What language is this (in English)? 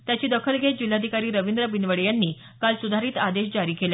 Marathi